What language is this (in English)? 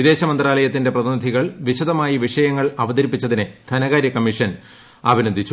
Malayalam